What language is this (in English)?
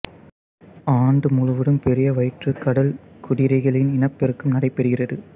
Tamil